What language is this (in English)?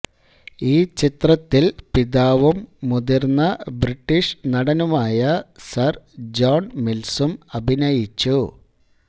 Malayalam